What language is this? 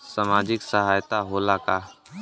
Bhojpuri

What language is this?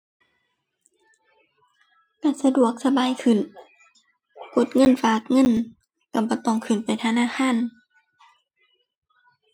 Thai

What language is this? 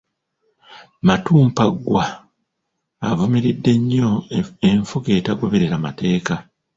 Ganda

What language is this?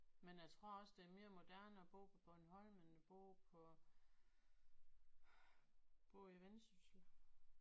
Danish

